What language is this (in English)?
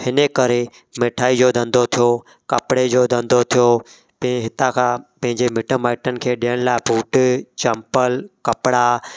Sindhi